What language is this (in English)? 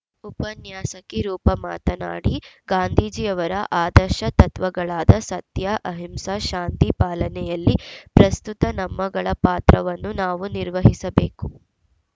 Kannada